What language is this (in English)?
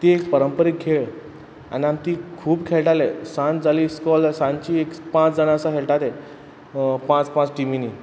Konkani